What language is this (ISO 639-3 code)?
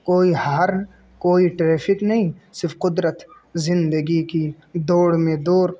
urd